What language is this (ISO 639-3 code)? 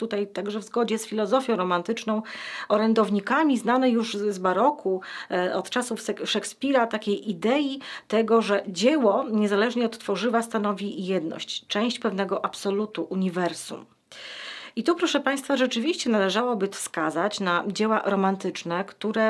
pol